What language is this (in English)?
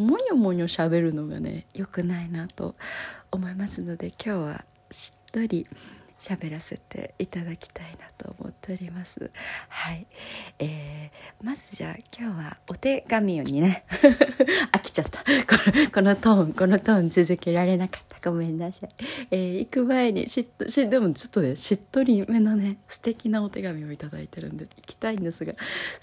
Japanese